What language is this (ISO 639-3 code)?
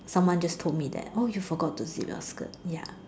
eng